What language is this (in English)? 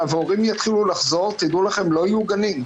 Hebrew